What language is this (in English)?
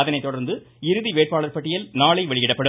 Tamil